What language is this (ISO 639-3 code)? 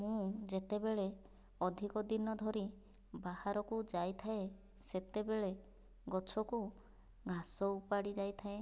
ori